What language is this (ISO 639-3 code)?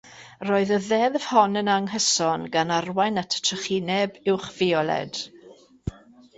cym